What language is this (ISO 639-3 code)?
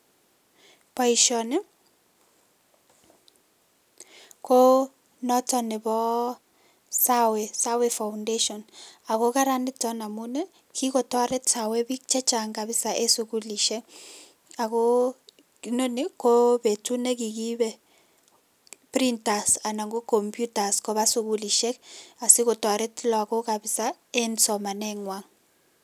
kln